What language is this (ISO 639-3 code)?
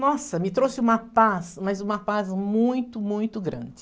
por